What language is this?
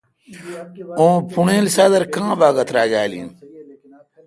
Kalkoti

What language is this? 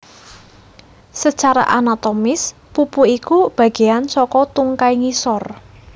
Javanese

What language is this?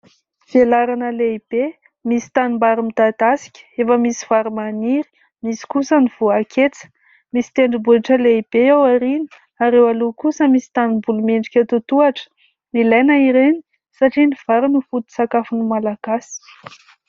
Malagasy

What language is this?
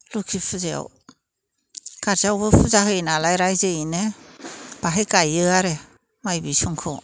Bodo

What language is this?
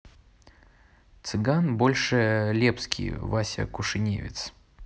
Russian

